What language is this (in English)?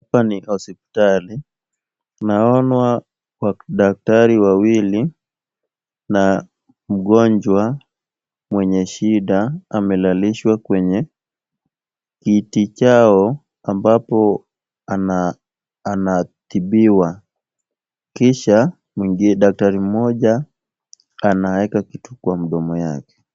Swahili